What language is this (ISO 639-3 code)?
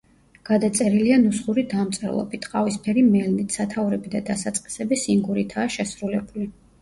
kat